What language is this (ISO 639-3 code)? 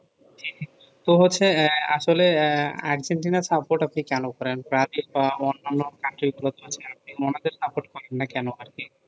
ben